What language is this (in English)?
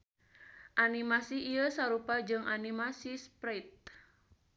Sundanese